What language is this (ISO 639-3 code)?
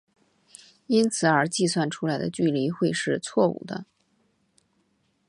zho